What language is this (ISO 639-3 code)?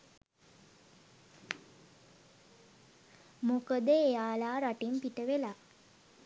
sin